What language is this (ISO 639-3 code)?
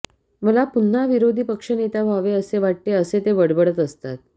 mar